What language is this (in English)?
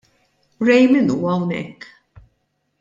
Maltese